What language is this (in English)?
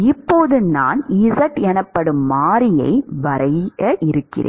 Tamil